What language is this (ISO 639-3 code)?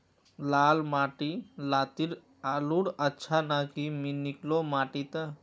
mag